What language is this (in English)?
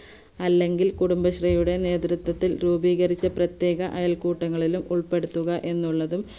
Malayalam